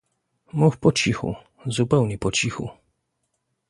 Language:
Polish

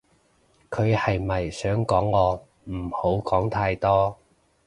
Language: Cantonese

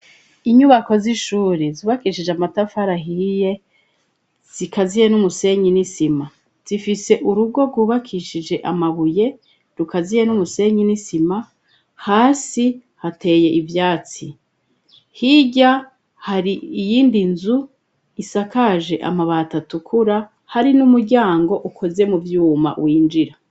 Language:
Rundi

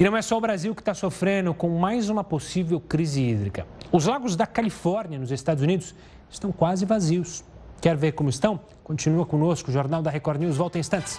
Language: Portuguese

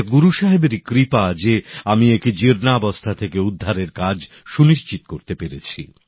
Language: Bangla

